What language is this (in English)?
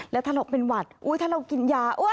Thai